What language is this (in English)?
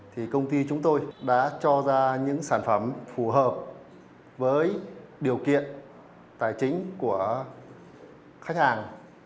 Vietnamese